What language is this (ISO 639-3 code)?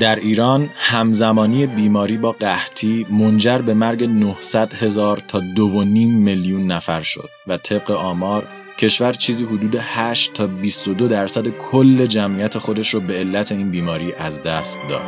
fas